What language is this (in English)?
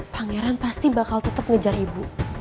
Indonesian